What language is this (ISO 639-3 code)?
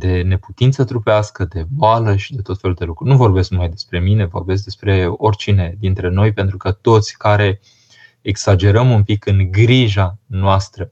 ron